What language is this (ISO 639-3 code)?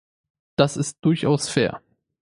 deu